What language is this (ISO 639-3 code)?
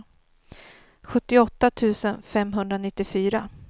swe